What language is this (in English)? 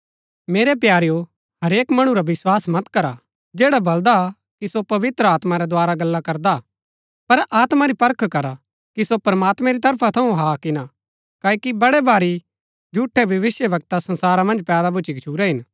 Gaddi